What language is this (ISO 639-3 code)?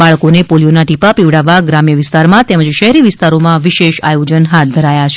guj